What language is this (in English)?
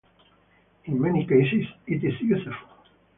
English